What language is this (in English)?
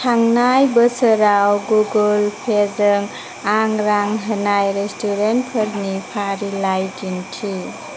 Bodo